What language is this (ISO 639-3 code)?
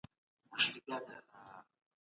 pus